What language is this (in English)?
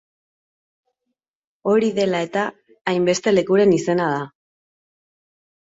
Basque